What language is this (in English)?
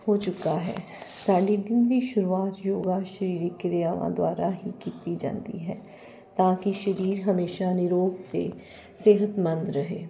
Punjabi